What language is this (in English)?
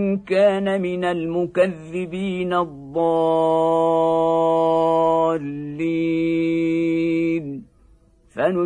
Arabic